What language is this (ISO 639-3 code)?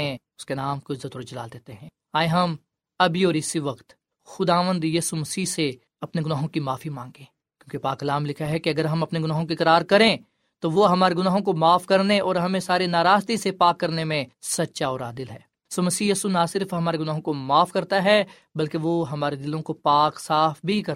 urd